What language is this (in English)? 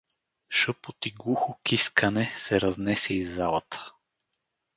Bulgarian